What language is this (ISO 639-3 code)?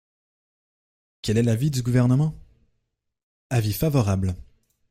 fra